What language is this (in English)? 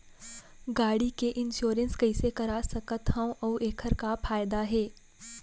Chhattisgarhi